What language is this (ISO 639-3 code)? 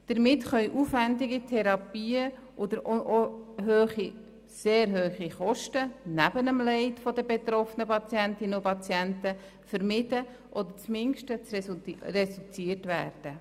gsw